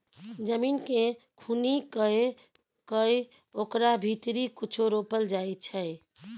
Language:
Maithili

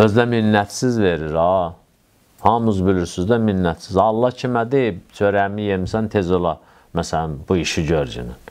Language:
Turkish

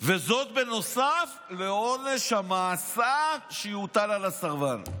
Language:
Hebrew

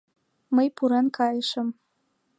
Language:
Mari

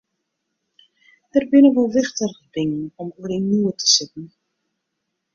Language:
Western Frisian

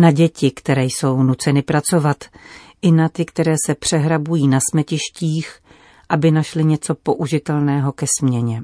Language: Czech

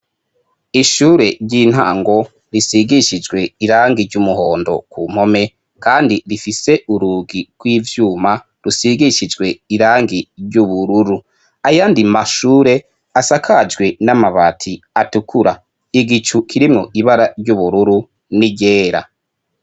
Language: Rundi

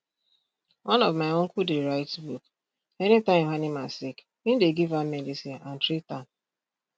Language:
Nigerian Pidgin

